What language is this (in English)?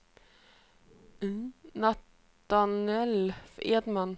Swedish